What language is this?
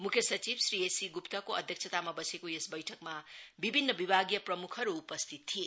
Nepali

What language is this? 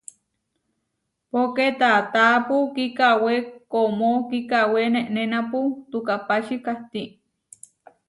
Huarijio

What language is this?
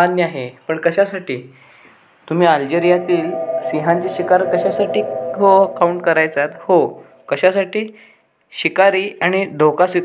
Marathi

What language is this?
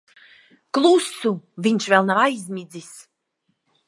Latvian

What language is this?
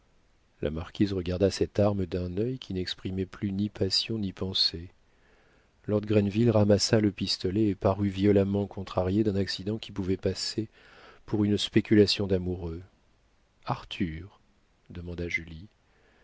French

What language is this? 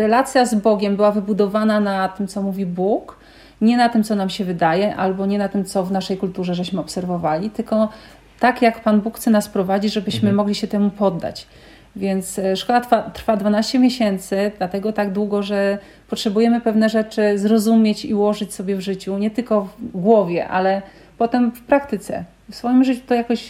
Polish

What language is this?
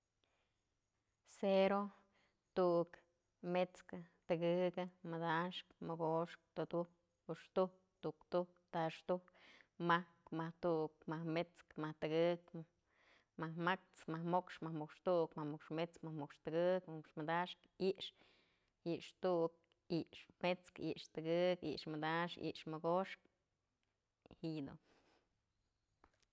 Mazatlán Mixe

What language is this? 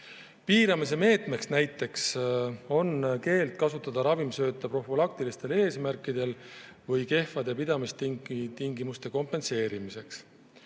Estonian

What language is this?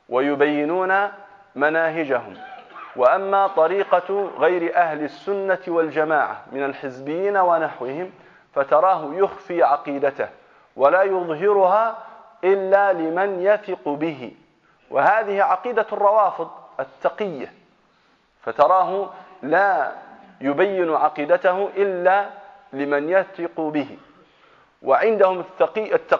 Arabic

